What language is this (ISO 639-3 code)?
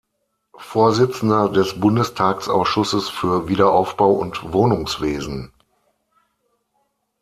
deu